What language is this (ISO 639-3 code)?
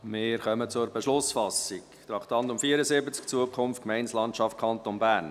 gsw